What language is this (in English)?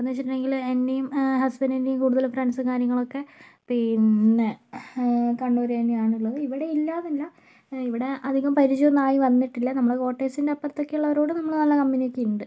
Malayalam